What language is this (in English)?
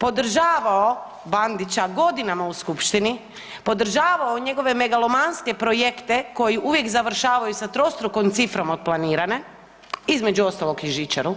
Croatian